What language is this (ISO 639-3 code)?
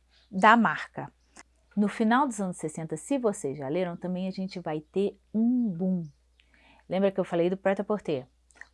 por